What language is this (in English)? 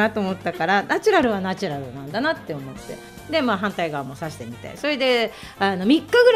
Japanese